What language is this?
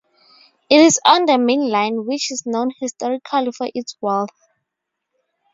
English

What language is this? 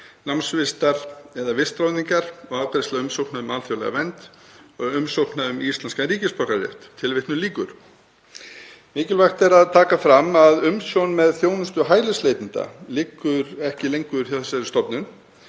Icelandic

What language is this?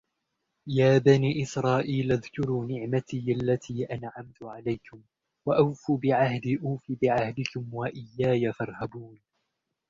Arabic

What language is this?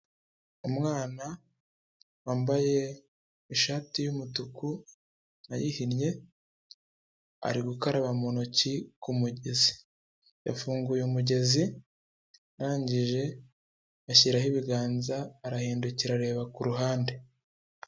Kinyarwanda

